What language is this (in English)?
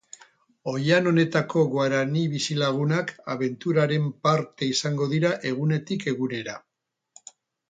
Basque